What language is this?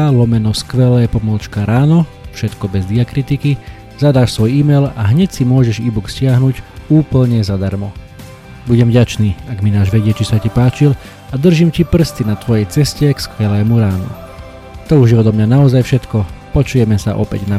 Slovak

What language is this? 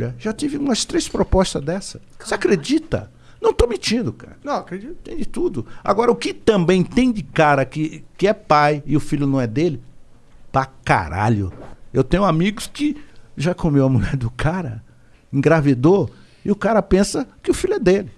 Portuguese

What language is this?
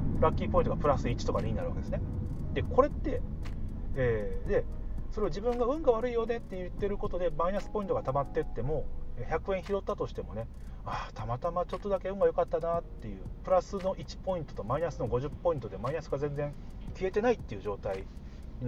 Japanese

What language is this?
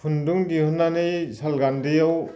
Bodo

